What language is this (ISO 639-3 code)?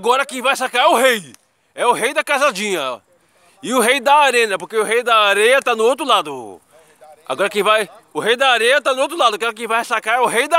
por